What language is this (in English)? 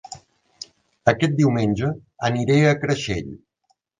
Catalan